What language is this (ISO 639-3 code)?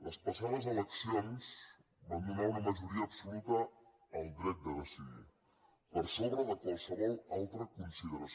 cat